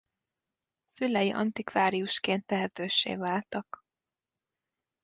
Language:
Hungarian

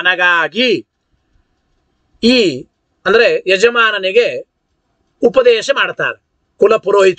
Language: Arabic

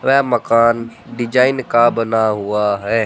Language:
Hindi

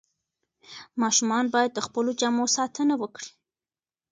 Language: Pashto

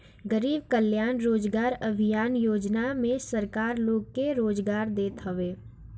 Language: Bhojpuri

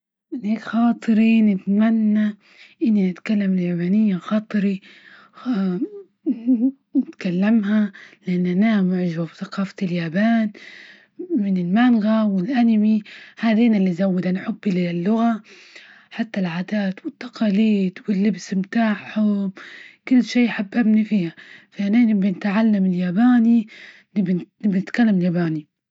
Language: Libyan Arabic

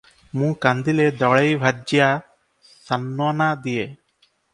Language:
Odia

